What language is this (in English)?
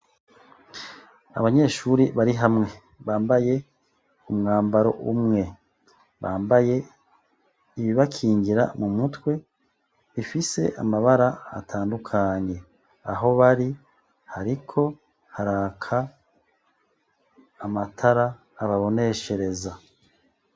Rundi